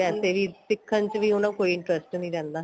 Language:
Punjabi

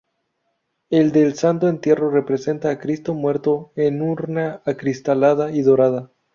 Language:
Spanish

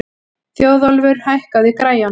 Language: Icelandic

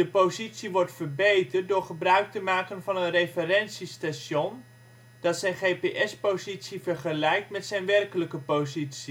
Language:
Dutch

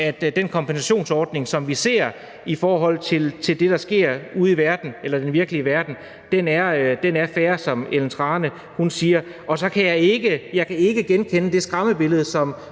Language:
Danish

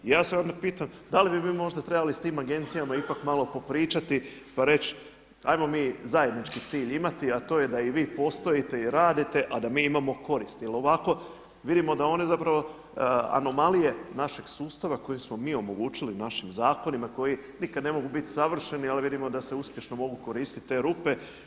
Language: Croatian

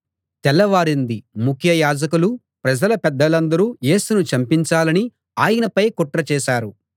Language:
Telugu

